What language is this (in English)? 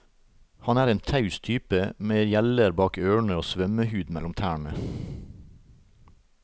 Norwegian